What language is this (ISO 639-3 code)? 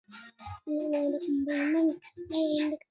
swa